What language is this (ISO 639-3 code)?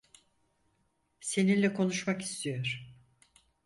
tur